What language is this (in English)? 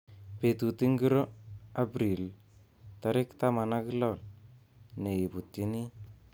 Kalenjin